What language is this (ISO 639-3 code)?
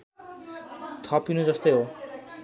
nep